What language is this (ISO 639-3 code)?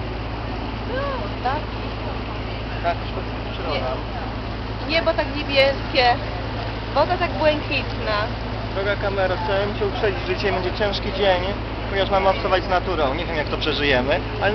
pol